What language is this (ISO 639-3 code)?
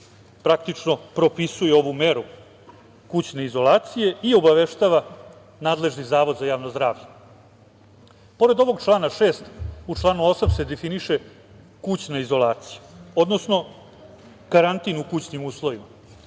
srp